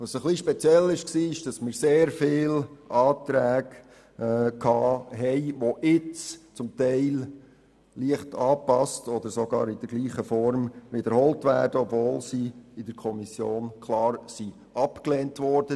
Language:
Swiss German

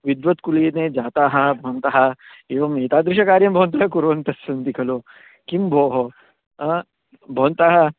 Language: Sanskrit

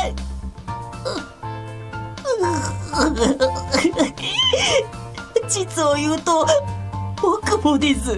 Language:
Japanese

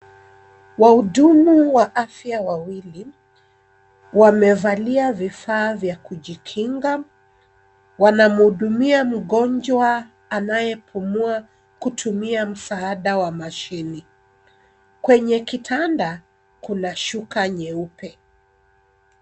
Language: Swahili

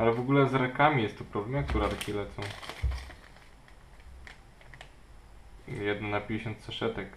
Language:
Polish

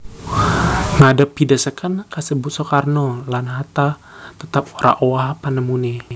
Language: Javanese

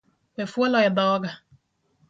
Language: Luo (Kenya and Tanzania)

